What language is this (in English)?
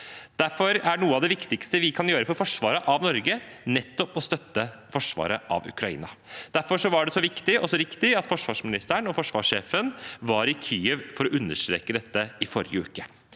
Norwegian